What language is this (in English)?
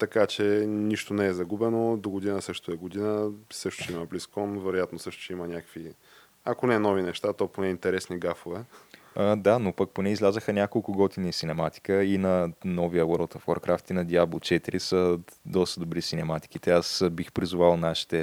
Bulgarian